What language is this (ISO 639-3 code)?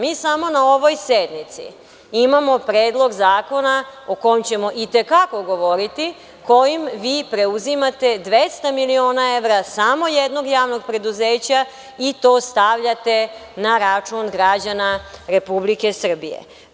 srp